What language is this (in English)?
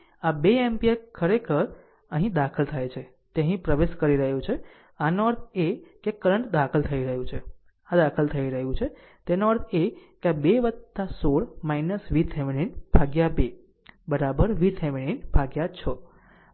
Gujarati